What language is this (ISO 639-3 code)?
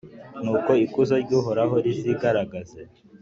kin